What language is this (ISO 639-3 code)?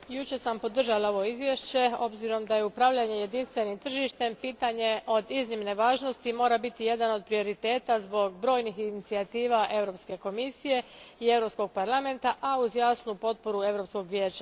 hrv